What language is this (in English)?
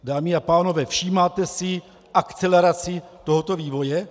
Czech